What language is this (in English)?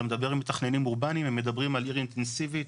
Hebrew